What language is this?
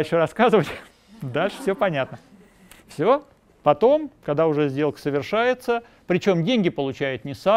Russian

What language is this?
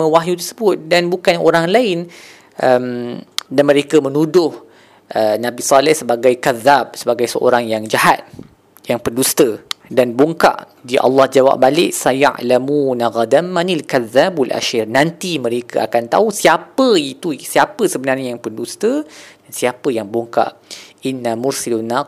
Malay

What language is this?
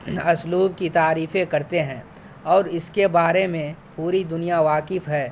Urdu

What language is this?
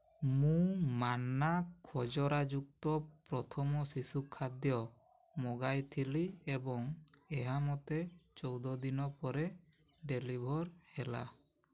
Odia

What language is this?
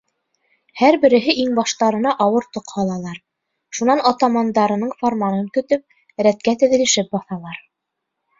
Bashkir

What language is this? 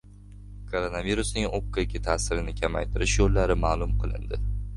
Uzbek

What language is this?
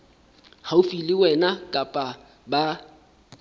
Southern Sotho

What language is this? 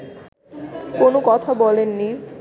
Bangla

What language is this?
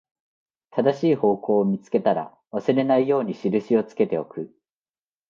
Japanese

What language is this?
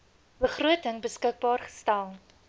Afrikaans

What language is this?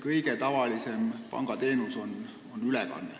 Estonian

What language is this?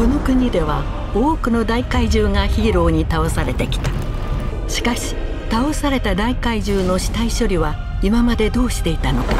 Japanese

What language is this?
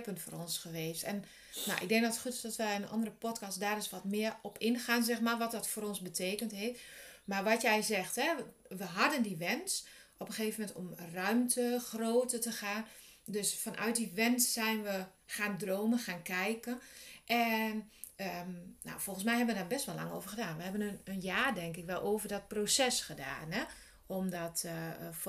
Dutch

